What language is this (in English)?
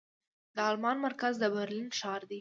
Pashto